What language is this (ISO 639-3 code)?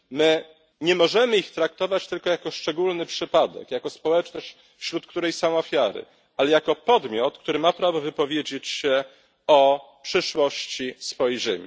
pol